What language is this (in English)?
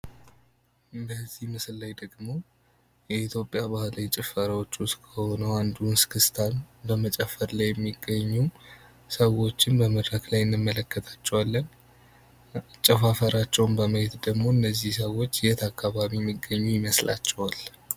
Amharic